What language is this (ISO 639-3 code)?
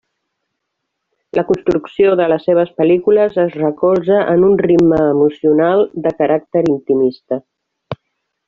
cat